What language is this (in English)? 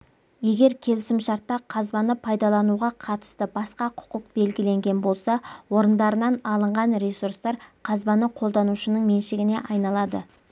Kazakh